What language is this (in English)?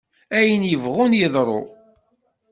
Kabyle